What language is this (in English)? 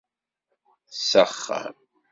Kabyle